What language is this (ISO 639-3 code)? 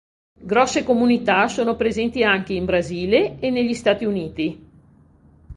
ita